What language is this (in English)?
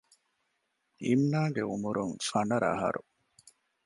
Divehi